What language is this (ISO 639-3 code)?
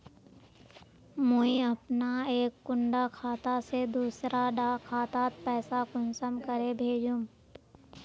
mag